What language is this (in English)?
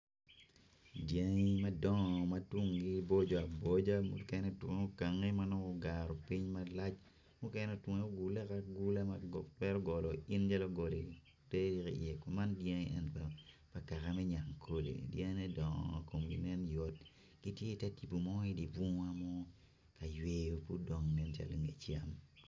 Acoli